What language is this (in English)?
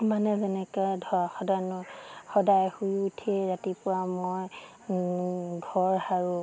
Assamese